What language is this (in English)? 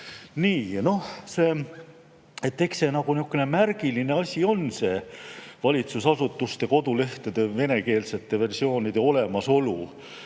Estonian